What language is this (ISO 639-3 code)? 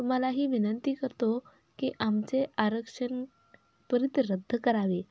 mar